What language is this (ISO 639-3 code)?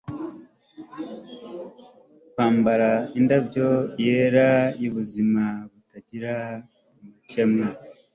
kin